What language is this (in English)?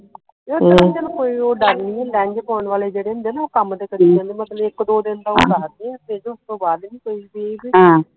Punjabi